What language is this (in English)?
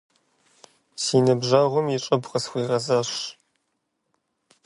Kabardian